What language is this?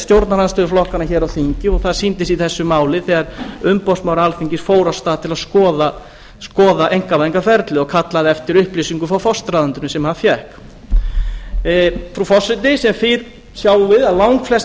Icelandic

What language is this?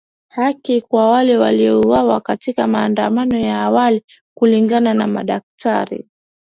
Swahili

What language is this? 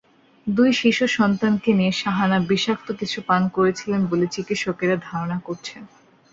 Bangla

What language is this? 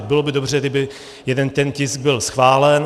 Czech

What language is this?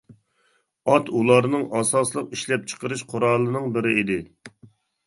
Uyghur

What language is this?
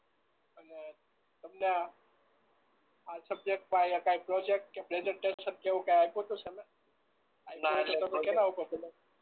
Gujarati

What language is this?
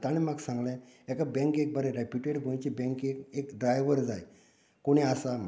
Konkani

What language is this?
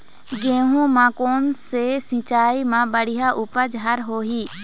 Chhattisgarhi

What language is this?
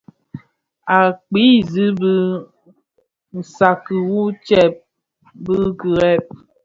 Bafia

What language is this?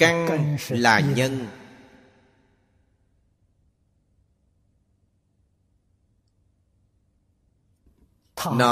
Vietnamese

